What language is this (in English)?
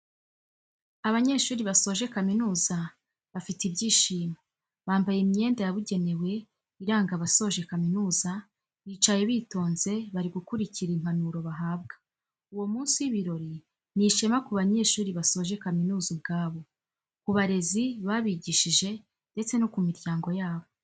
Kinyarwanda